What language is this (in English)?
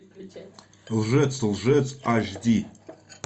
Russian